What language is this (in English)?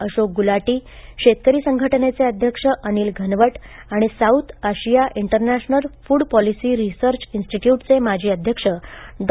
Marathi